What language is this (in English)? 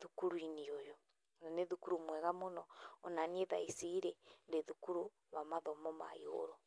Kikuyu